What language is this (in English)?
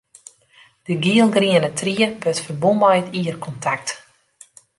Western Frisian